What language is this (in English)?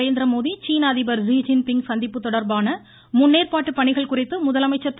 Tamil